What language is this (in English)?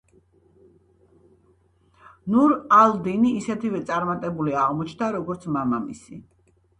Georgian